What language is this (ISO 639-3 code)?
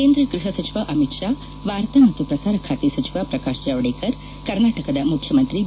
kan